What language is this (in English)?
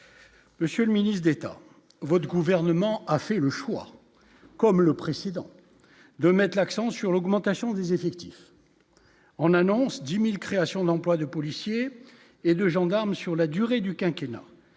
French